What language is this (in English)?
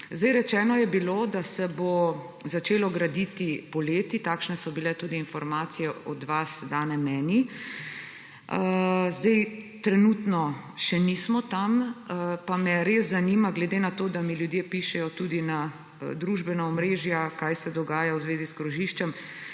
Slovenian